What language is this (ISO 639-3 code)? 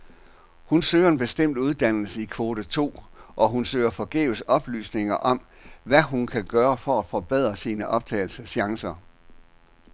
dan